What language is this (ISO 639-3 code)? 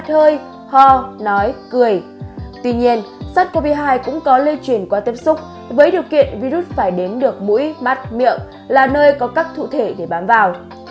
vie